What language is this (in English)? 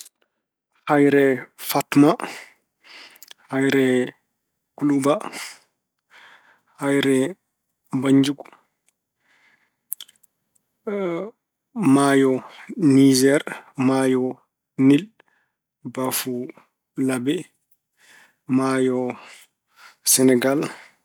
Fula